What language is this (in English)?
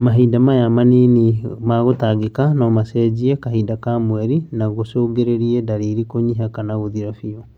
Kikuyu